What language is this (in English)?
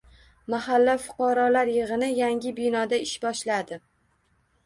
Uzbek